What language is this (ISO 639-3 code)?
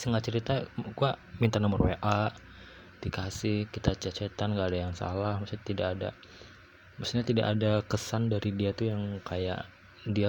ind